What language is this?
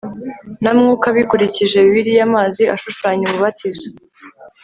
Kinyarwanda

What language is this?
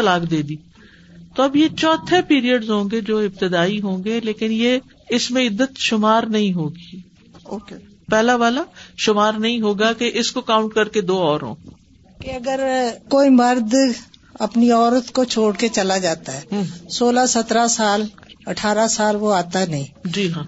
Urdu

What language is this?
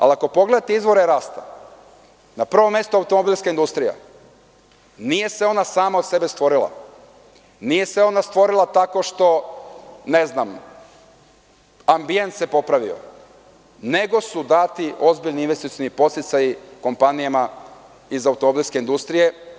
Serbian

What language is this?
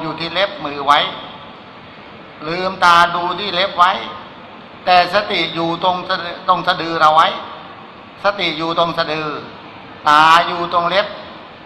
Thai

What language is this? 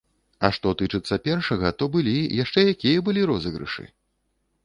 Belarusian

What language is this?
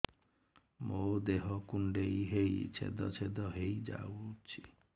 Odia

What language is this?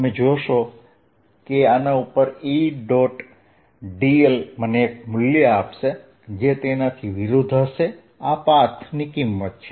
Gujarati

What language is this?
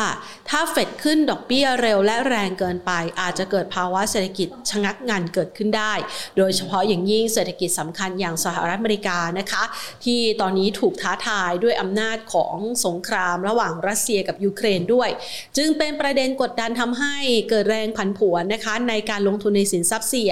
Thai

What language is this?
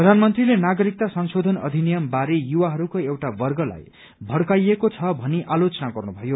Nepali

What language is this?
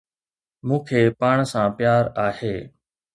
Sindhi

